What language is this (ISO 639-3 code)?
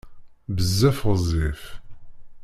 kab